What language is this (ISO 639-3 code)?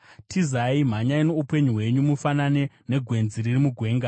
sna